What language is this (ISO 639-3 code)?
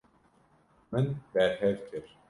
kur